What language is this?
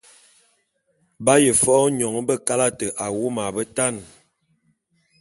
Bulu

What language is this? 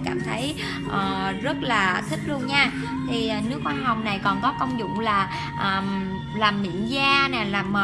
Vietnamese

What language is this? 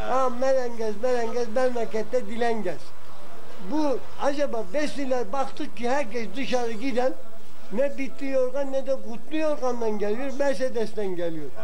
Turkish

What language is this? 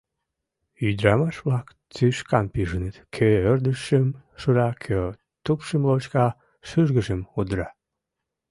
Mari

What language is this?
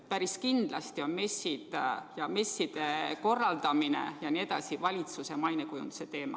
Estonian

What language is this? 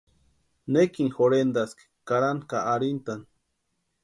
Western Highland Purepecha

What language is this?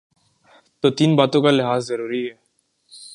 Urdu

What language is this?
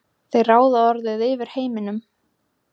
Icelandic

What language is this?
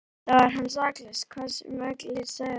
Icelandic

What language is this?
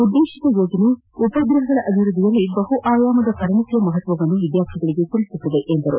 Kannada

